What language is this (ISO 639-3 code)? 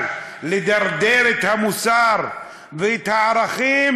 heb